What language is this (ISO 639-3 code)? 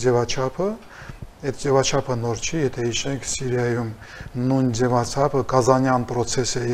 ron